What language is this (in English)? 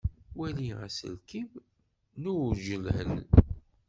Kabyle